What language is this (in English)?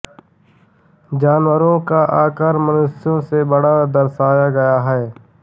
Hindi